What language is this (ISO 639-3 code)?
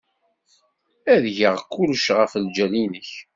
kab